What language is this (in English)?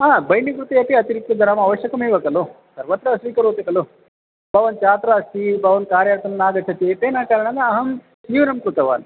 Sanskrit